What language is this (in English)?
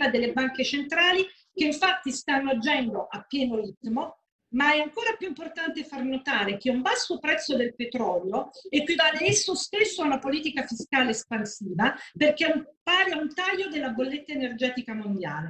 Italian